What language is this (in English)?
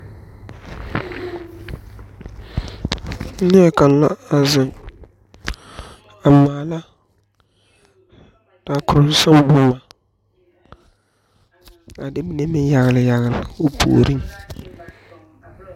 Southern Dagaare